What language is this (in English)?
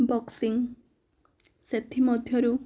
Odia